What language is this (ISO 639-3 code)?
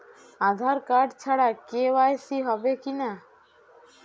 ben